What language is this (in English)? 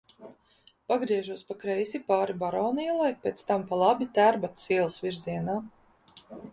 Latvian